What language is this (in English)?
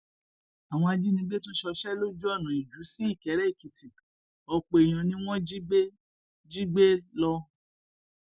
Yoruba